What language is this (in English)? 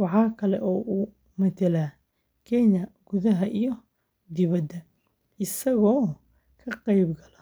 Somali